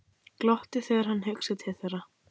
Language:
Icelandic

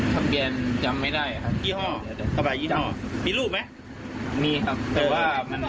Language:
Thai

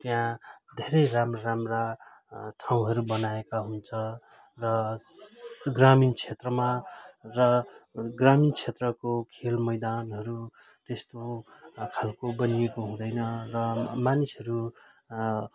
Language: Nepali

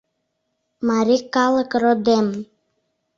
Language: Mari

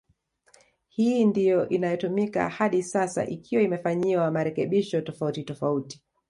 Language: Swahili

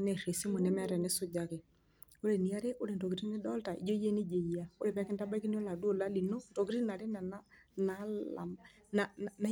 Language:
Masai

